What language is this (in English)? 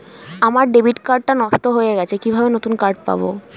Bangla